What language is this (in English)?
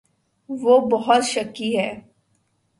Urdu